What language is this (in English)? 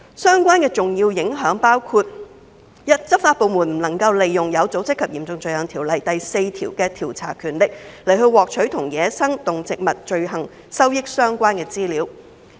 Cantonese